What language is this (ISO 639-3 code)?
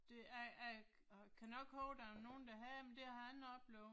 dan